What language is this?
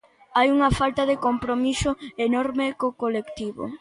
Galician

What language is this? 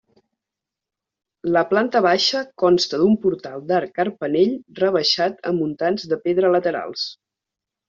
Catalan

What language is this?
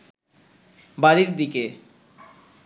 Bangla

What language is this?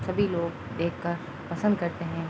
Urdu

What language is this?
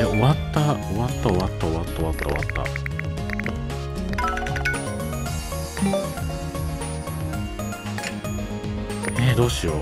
Japanese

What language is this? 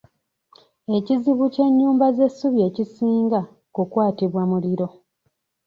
Ganda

